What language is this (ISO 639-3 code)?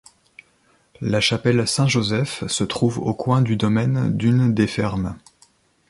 fra